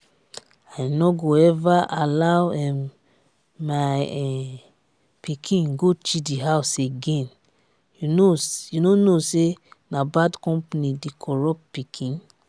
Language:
Nigerian Pidgin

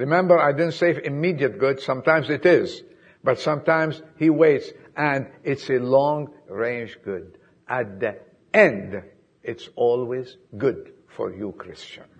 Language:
English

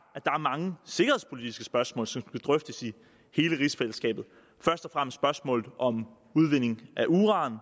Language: Danish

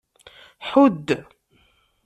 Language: Kabyle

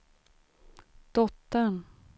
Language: Swedish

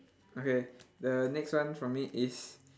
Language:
English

